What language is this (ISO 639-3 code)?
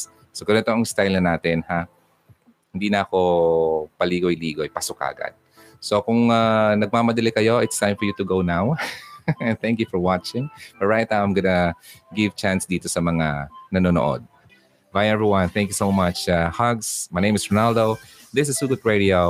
fil